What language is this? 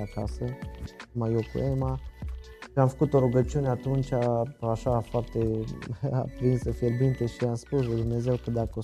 Romanian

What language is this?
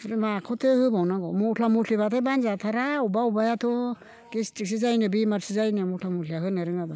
Bodo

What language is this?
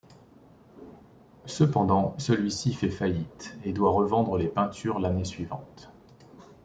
French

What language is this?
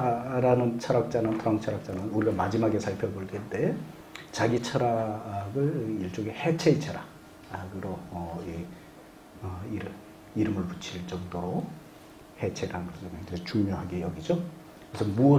Korean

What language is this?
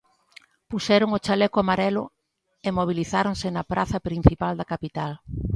Galician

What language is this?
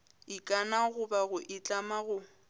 Northern Sotho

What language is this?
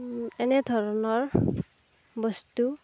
Assamese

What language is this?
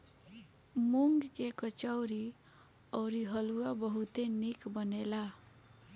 Bhojpuri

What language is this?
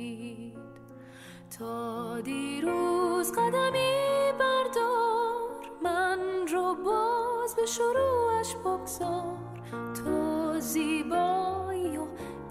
Persian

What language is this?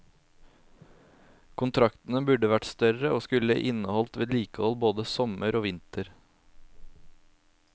Norwegian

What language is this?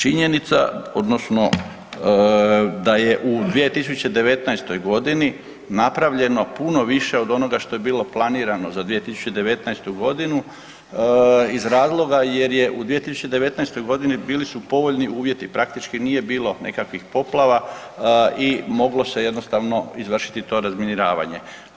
Croatian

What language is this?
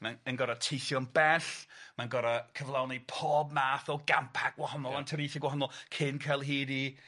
Welsh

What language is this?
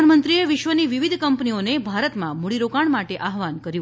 Gujarati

